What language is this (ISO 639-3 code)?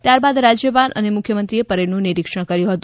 guj